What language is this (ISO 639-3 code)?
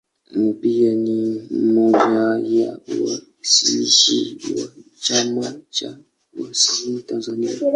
swa